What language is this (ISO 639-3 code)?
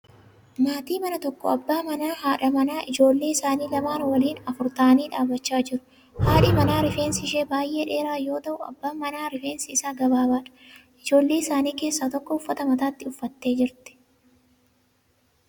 orm